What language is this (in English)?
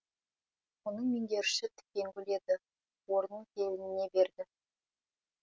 Kazakh